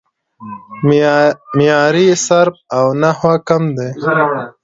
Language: Pashto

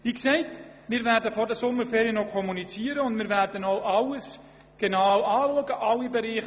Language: Swiss German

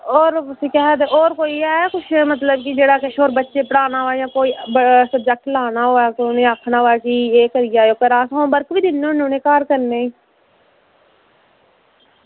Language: Dogri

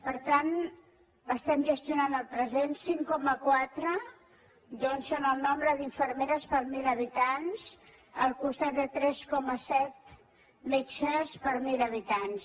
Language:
Catalan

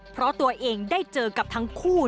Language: Thai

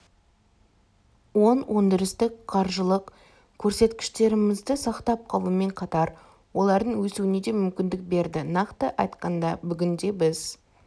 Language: Kazakh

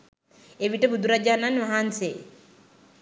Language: Sinhala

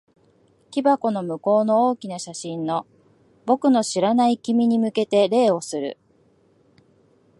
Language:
Japanese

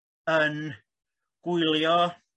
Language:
Welsh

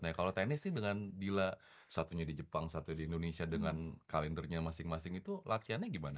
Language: Indonesian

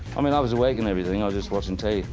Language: English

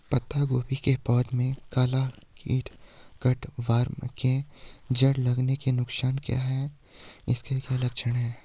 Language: Hindi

